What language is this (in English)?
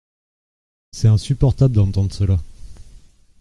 French